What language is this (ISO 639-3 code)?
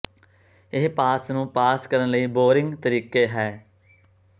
pan